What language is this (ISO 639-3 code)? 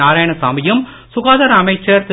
tam